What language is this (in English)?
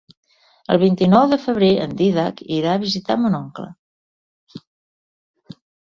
Catalan